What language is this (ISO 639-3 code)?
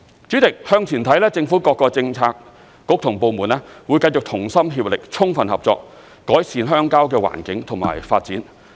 yue